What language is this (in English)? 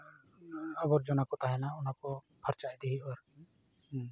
Santali